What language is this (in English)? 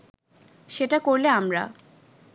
Bangla